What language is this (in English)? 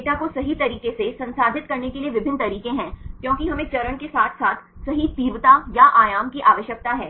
Hindi